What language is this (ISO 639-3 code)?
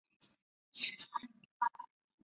zho